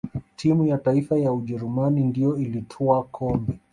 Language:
Swahili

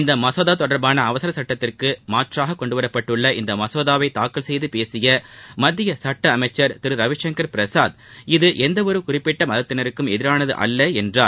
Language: Tamil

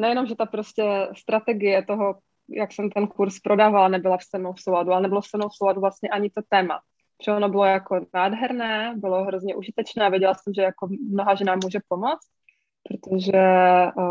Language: Czech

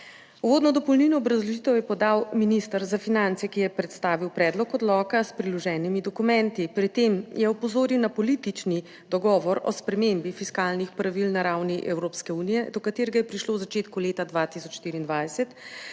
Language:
Slovenian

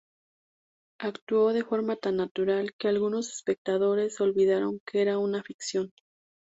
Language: Spanish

